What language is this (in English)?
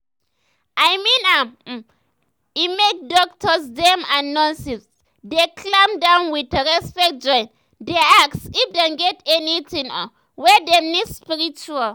Nigerian Pidgin